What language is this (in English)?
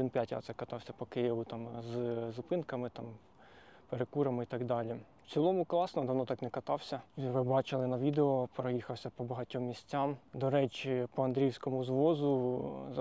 Ukrainian